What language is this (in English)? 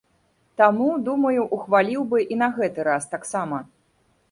Belarusian